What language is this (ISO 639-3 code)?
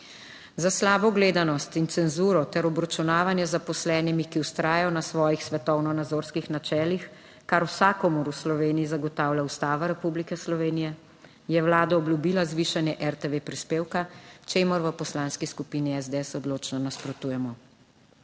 slv